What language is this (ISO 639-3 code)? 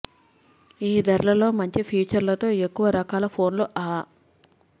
tel